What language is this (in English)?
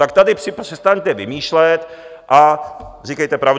Czech